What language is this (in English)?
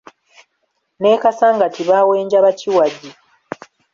Ganda